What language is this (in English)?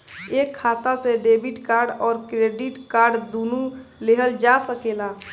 Bhojpuri